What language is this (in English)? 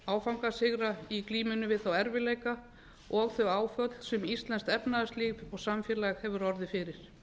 Icelandic